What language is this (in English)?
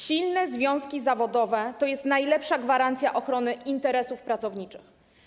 Polish